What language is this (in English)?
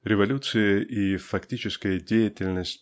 Russian